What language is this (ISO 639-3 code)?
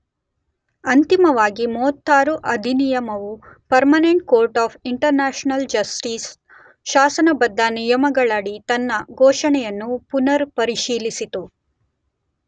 kan